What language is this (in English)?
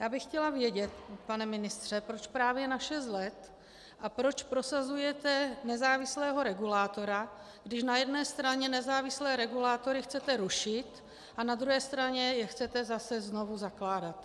Czech